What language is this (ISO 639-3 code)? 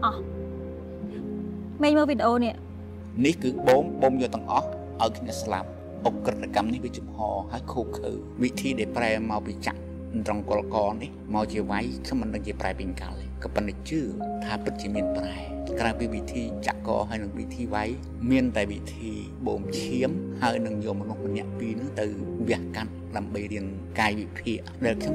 tha